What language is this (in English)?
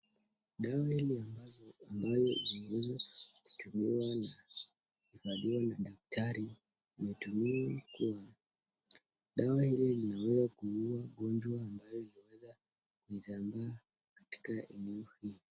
Swahili